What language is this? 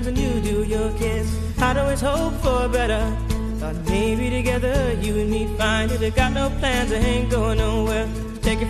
Greek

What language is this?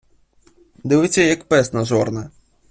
Ukrainian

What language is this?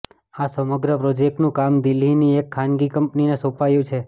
Gujarati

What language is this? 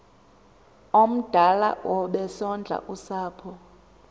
Xhosa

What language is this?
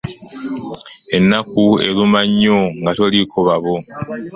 Ganda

